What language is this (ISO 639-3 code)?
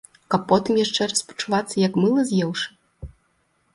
bel